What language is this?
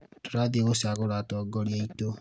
Kikuyu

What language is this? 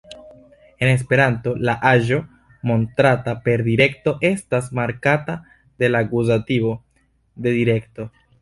Esperanto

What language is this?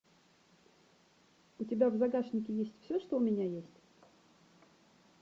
Russian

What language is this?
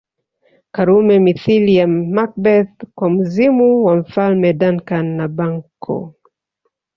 Swahili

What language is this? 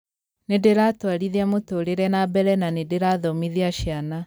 Kikuyu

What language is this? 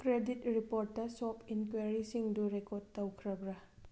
Manipuri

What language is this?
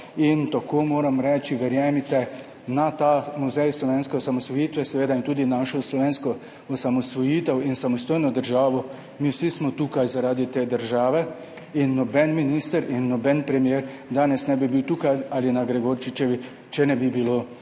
Slovenian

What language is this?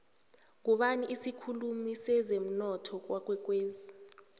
South Ndebele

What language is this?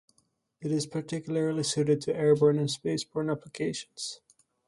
English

